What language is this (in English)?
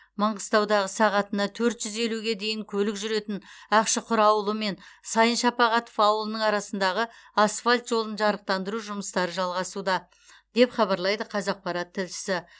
Kazakh